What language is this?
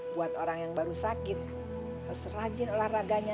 Indonesian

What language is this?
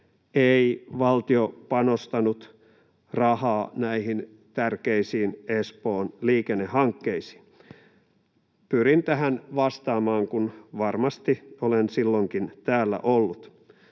Finnish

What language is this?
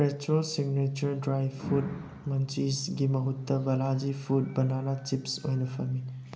Manipuri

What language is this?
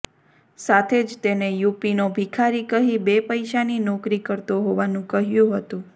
Gujarati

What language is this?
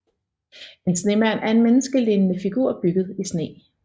Danish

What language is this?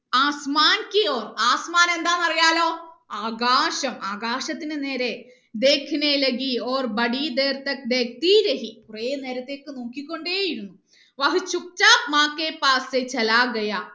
Malayalam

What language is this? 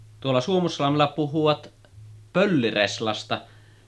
Finnish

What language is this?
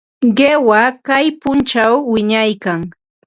Ambo-Pasco Quechua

